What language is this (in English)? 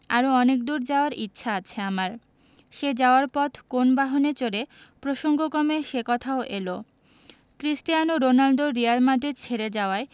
Bangla